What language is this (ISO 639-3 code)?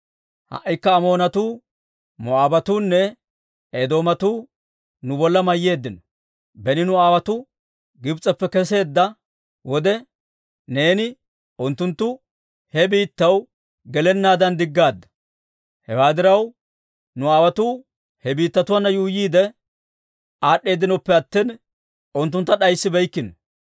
dwr